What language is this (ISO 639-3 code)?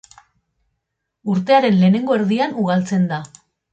eus